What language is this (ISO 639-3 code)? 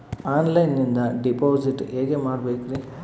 kan